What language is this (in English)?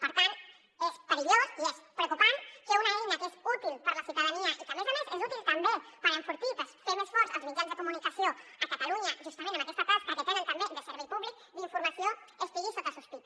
Catalan